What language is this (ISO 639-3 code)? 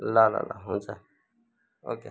nep